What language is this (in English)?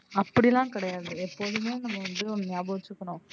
Tamil